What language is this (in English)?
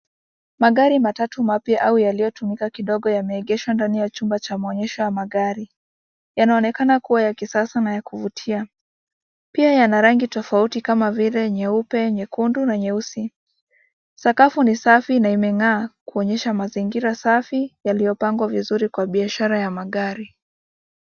Swahili